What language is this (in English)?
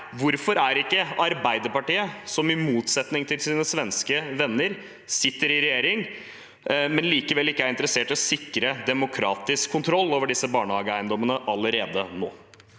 Norwegian